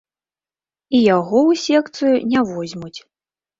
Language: Belarusian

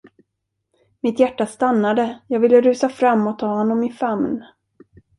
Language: Swedish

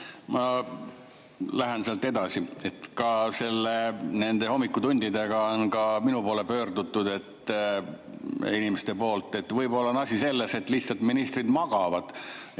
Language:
Estonian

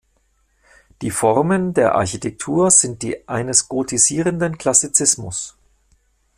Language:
German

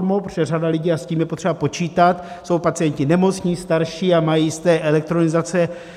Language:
Czech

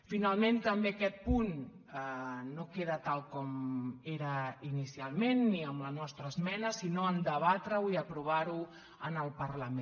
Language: Catalan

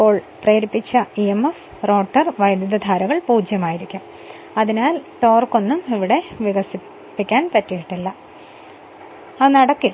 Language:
Malayalam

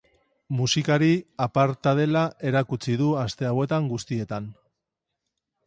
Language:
Basque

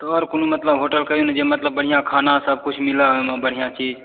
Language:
Maithili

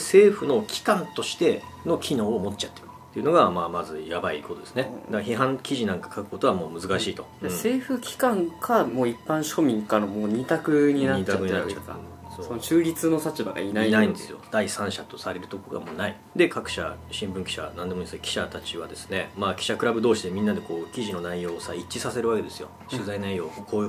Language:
Japanese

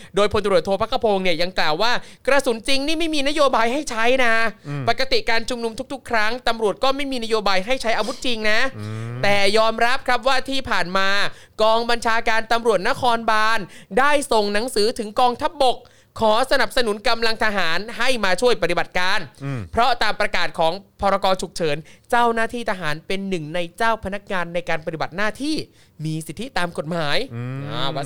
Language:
Thai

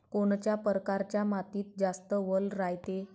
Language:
Marathi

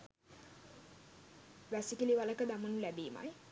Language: Sinhala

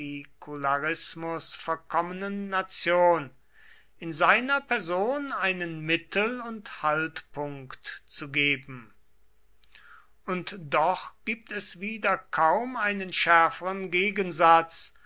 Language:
German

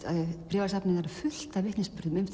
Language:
Icelandic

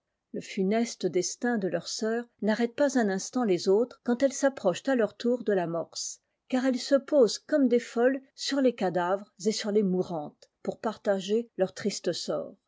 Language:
French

